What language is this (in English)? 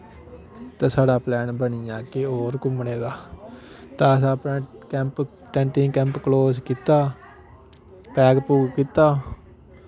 Dogri